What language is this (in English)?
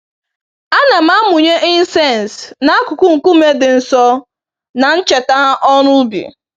Igbo